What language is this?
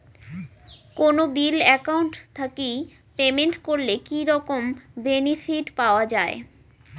Bangla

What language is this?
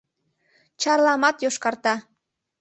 Mari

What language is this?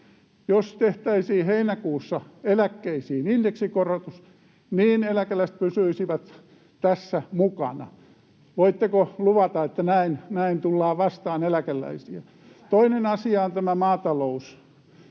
Finnish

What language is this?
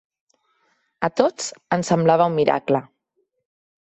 Catalan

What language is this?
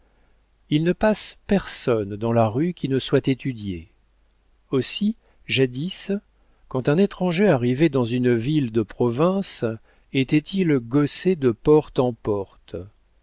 French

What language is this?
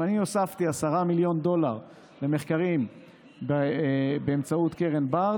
Hebrew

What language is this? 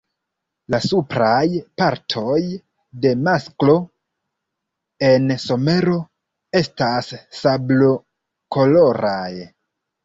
Esperanto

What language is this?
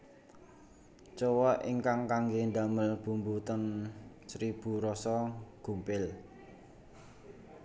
Javanese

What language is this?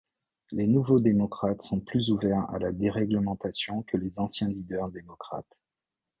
French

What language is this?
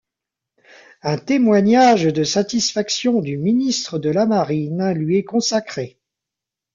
French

